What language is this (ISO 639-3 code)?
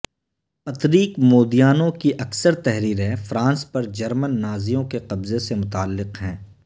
urd